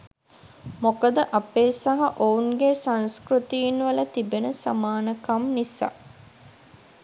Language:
Sinhala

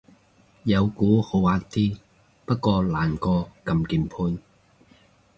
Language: Cantonese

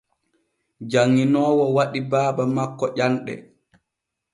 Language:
Borgu Fulfulde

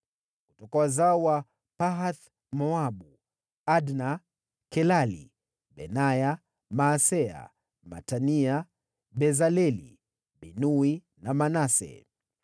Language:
Swahili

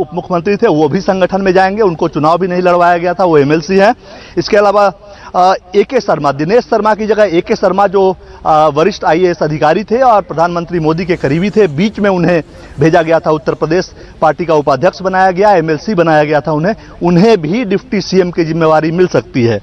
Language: Hindi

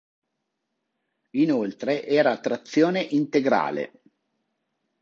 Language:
Italian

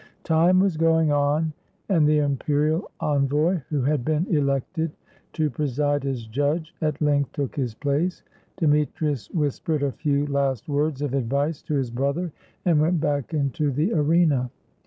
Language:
English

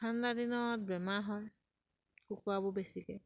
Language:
Assamese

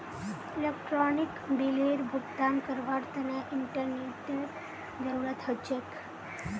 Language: Magahi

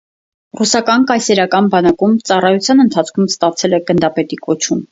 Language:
Armenian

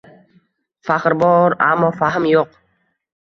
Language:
Uzbek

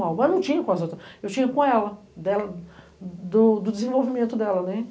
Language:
Portuguese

